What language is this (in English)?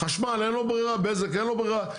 Hebrew